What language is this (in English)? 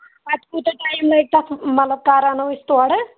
Kashmiri